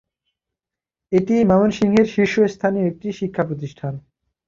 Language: Bangla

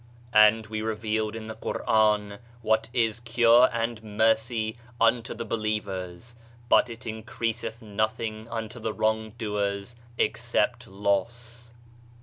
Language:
English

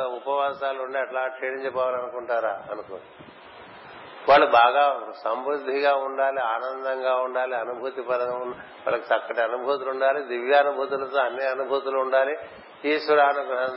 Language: Telugu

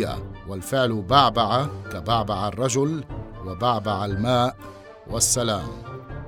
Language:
Arabic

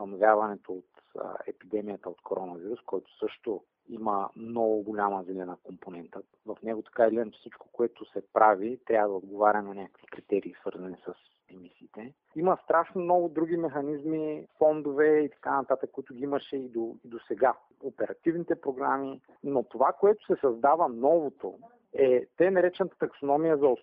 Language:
Bulgarian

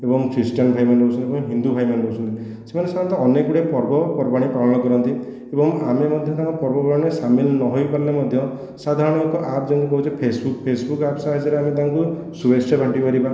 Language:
Odia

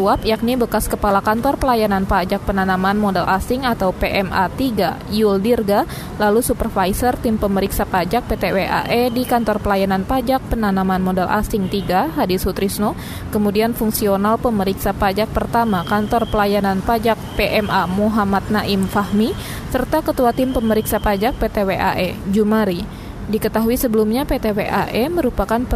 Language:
Indonesian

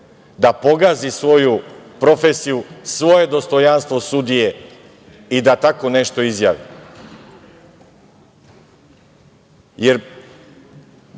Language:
Serbian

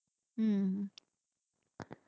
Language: Tamil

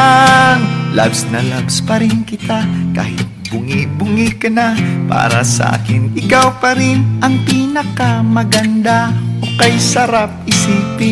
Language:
Indonesian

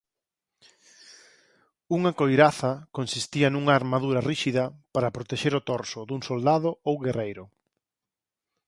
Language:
Galician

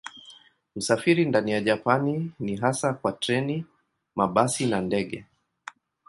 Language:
Swahili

